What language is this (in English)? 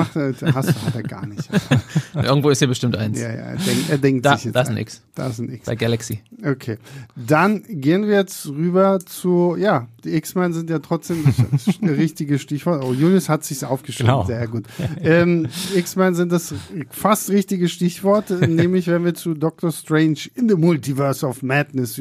German